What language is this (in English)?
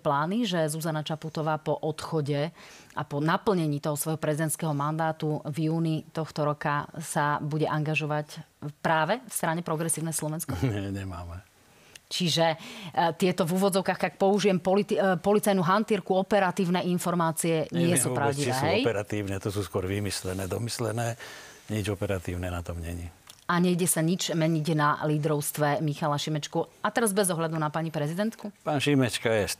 Slovak